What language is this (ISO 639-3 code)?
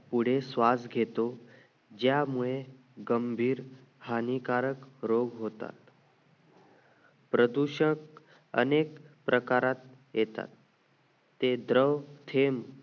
mar